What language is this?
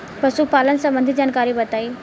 Bhojpuri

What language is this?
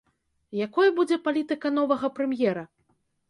Belarusian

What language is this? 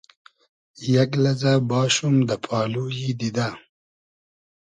Hazaragi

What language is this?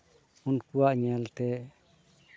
Santali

